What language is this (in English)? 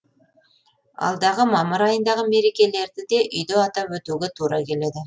Kazakh